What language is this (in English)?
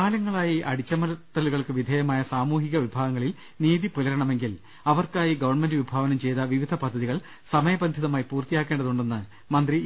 Malayalam